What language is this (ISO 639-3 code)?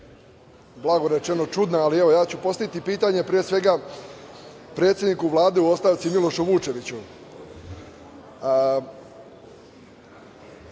srp